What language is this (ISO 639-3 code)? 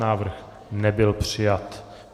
ces